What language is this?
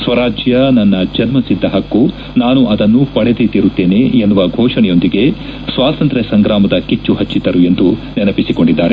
Kannada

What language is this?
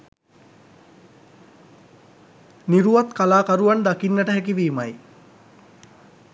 Sinhala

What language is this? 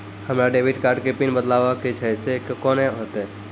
Maithili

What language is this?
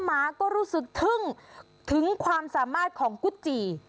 Thai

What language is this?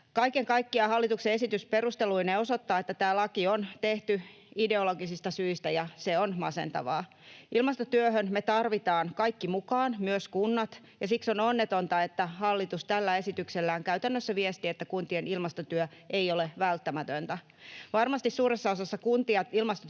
Finnish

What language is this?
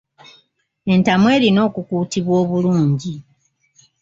Ganda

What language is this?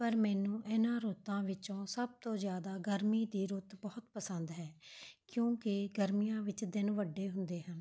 Punjabi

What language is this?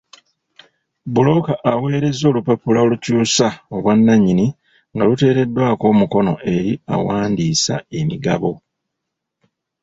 Ganda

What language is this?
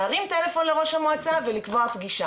Hebrew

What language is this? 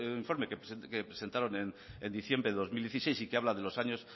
Spanish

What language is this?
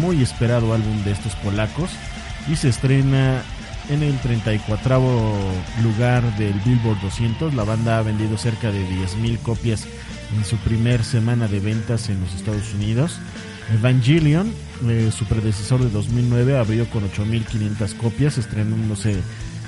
Spanish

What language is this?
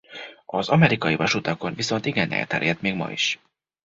Hungarian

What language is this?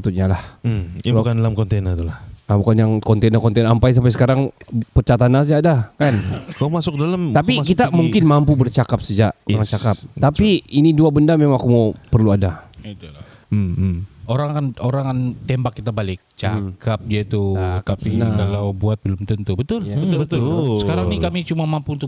Malay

